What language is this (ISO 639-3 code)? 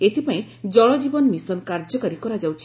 ori